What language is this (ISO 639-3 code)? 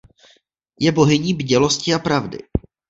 ces